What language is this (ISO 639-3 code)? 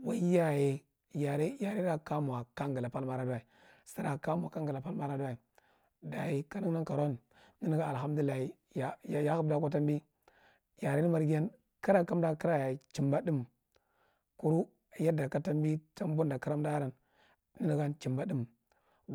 mrt